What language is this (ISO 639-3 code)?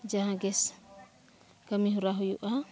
sat